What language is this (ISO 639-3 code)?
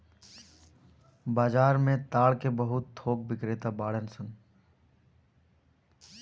bho